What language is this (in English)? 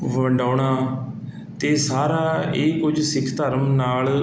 Punjabi